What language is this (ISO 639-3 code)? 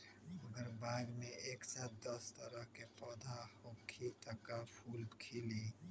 mag